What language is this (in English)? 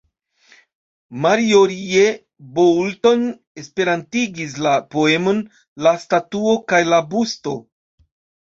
Esperanto